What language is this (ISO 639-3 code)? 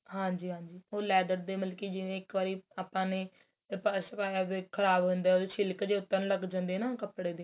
pan